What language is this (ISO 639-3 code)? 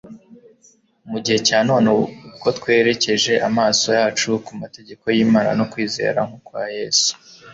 kin